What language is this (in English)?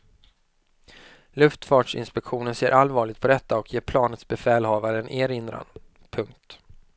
Swedish